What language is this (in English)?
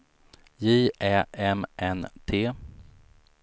Swedish